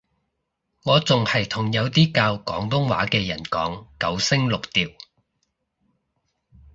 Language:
Cantonese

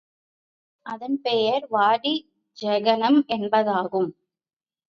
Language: Tamil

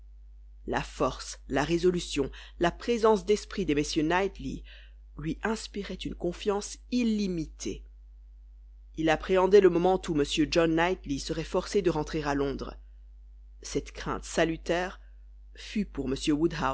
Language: French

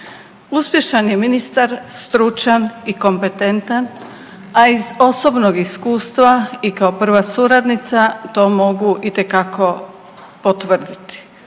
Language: Croatian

